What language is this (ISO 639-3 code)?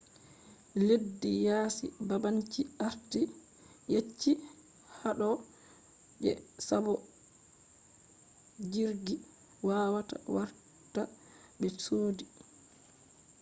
ful